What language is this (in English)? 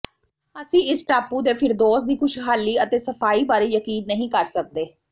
Punjabi